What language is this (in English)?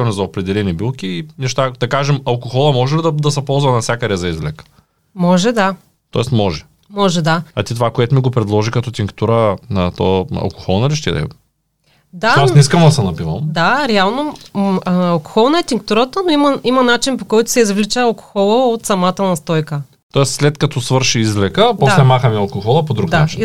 Bulgarian